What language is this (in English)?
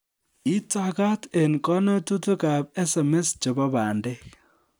Kalenjin